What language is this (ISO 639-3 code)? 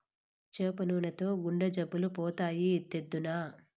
tel